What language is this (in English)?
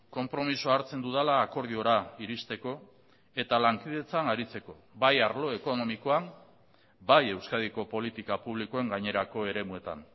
Basque